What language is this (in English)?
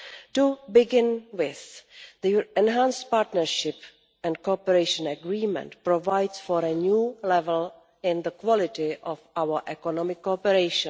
English